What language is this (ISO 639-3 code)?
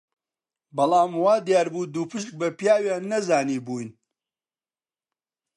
ckb